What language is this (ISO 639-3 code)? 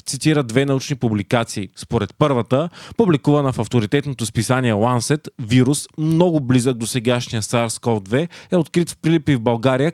bul